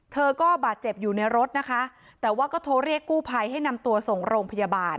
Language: Thai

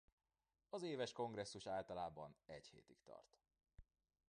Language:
Hungarian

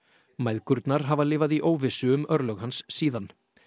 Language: Icelandic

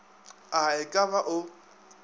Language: Northern Sotho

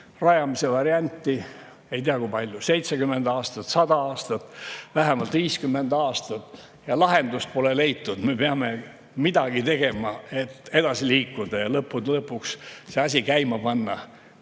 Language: Estonian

